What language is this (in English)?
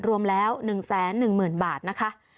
Thai